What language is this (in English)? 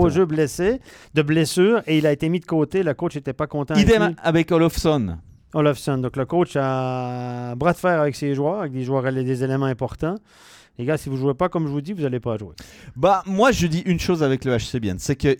French